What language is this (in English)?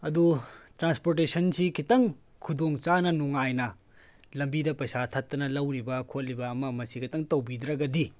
Manipuri